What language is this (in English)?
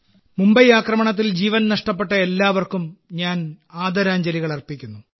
Malayalam